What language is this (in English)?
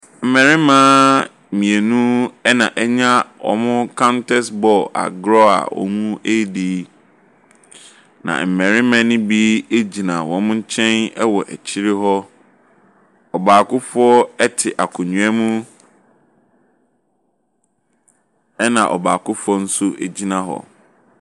Akan